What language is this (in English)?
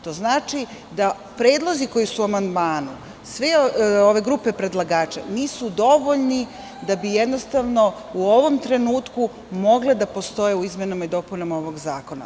Serbian